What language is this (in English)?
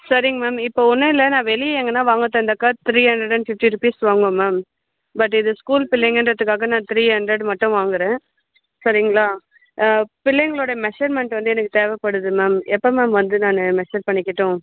Tamil